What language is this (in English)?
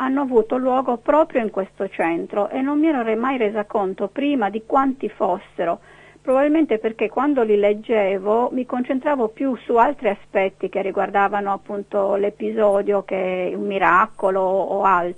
Italian